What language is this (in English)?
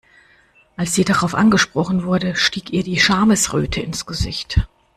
German